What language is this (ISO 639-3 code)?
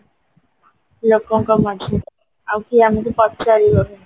ori